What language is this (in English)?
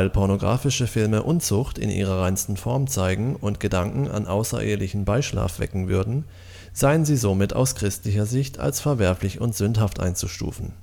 German